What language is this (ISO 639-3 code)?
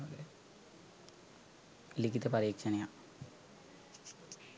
sin